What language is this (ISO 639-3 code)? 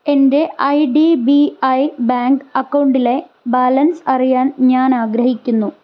mal